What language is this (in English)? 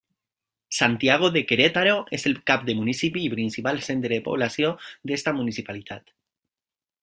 Catalan